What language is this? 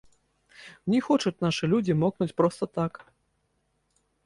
Belarusian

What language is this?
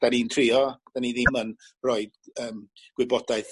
Welsh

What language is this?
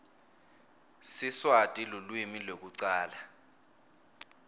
Swati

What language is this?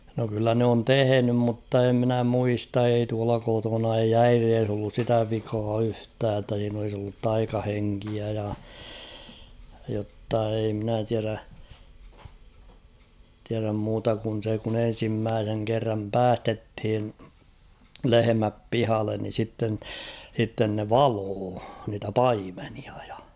Finnish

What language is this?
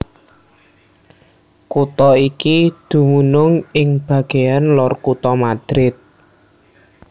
Javanese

